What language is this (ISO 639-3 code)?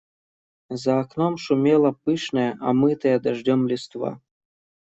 rus